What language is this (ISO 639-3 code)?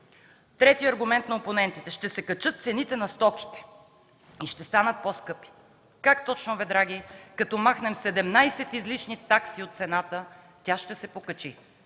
bul